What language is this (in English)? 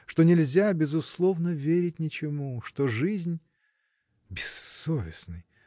Russian